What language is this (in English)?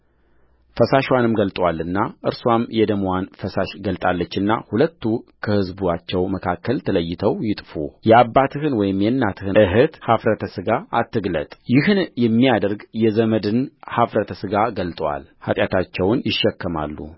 Amharic